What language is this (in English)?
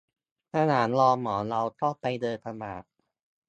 Thai